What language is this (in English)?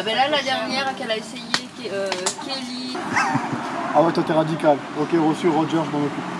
French